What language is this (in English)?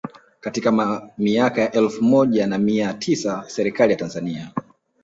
Swahili